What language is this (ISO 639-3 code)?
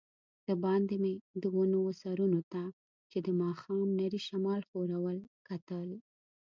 pus